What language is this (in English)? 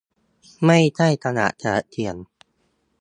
Thai